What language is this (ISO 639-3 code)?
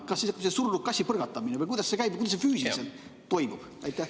est